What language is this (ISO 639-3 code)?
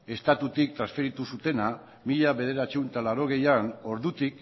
eus